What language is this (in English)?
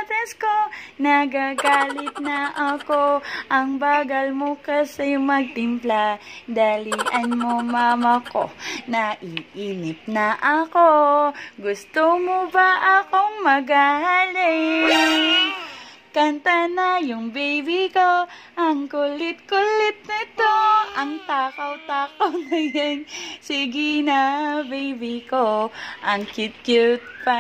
Indonesian